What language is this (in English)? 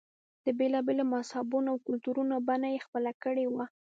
Pashto